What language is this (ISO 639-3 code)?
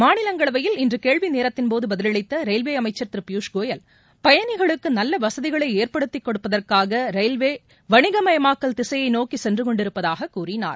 tam